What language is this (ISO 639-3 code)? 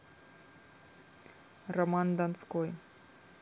rus